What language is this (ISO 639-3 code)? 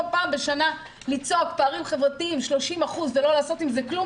heb